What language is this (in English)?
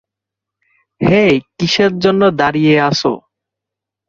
Bangla